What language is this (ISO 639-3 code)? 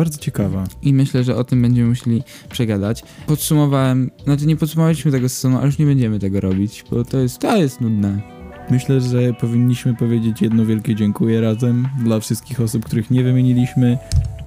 pol